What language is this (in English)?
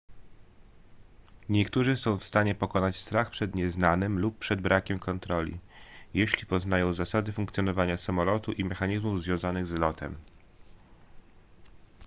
Polish